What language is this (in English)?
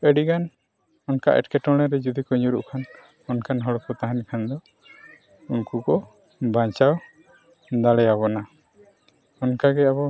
Santali